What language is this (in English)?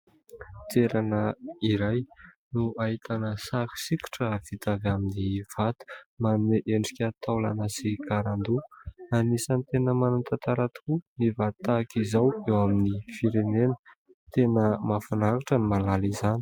Malagasy